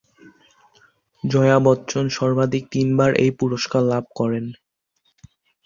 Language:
Bangla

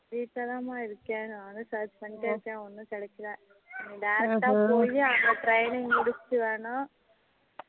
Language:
Tamil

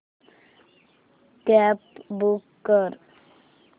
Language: Marathi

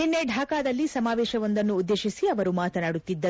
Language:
Kannada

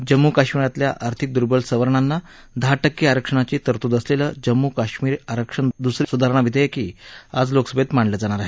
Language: Marathi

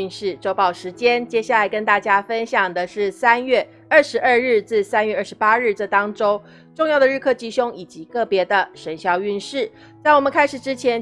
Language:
Chinese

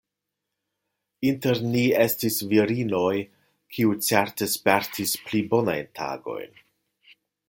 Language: Esperanto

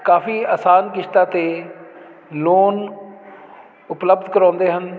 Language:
Punjabi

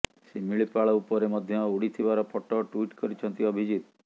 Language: Odia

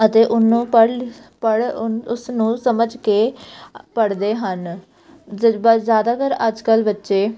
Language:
Punjabi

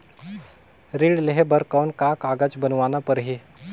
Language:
Chhattisgarhi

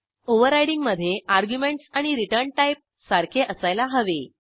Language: Marathi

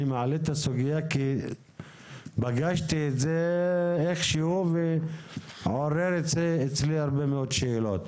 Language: Hebrew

